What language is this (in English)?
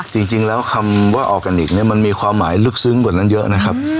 Thai